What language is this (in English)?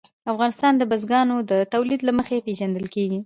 Pashto